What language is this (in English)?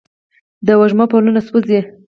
Pashto